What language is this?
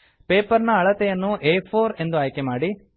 Kannada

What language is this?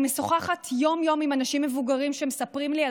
Hebrew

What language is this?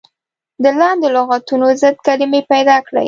Pashto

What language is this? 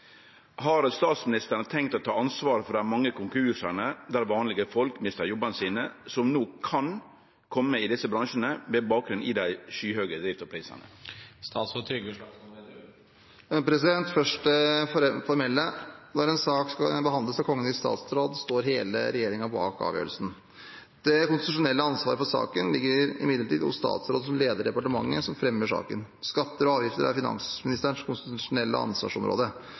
Norwegian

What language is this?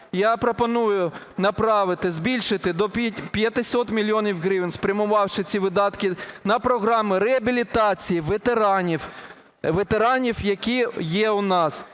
Ukrainian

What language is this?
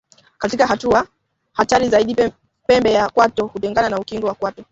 Swahili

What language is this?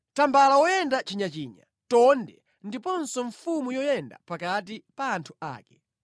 Nyanja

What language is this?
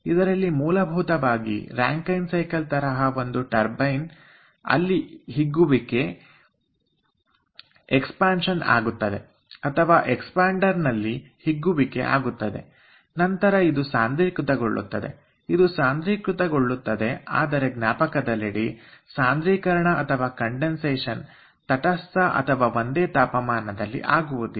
Kannada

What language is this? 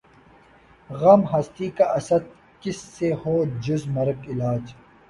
Urdu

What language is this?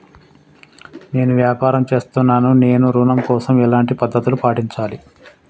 Telugu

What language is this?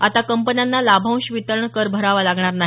Marathi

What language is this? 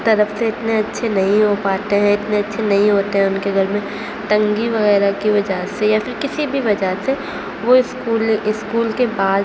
Urdu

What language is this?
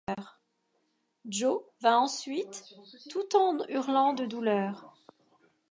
French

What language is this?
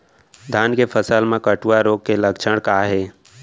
Chhattisgarhi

